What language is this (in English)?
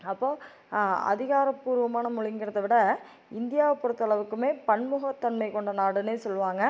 Tamil